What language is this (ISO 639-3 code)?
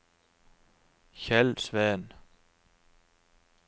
nor